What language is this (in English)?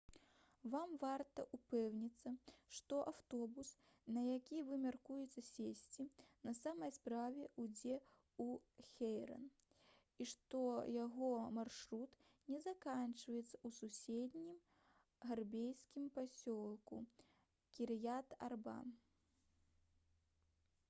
Belarusian